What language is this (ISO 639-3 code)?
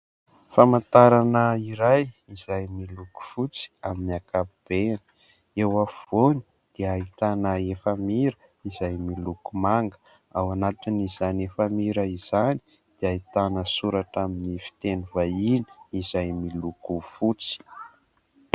mlg